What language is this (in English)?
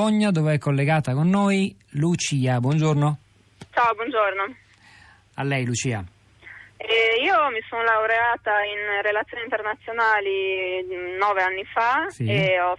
Italian